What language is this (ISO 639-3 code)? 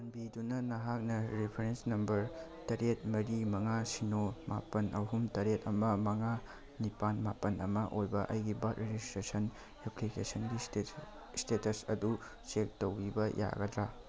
mni